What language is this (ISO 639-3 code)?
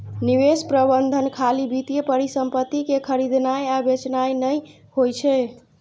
mai